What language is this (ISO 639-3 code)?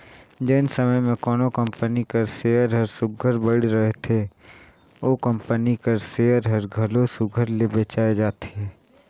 hne